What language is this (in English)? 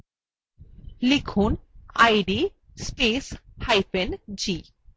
Bangla